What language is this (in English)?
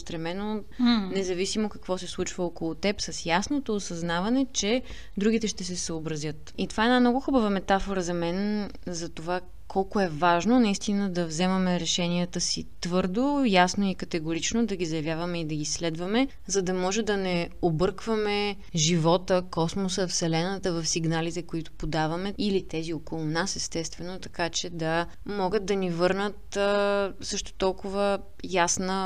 Bulgarian